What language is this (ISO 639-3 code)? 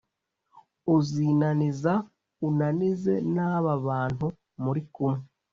kin